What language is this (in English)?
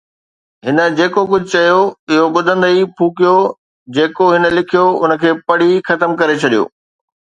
Sindhi